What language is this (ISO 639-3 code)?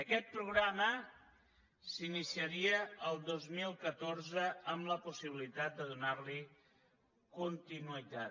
cat